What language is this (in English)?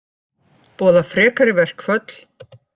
Icelandic